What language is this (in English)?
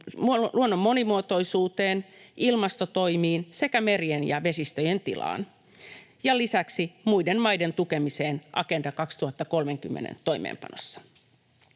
Finnish